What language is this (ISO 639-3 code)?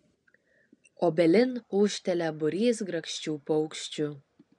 lit